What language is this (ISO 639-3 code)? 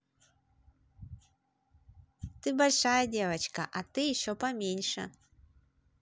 rus